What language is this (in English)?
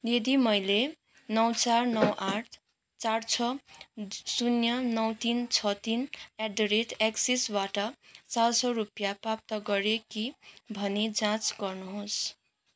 Nepali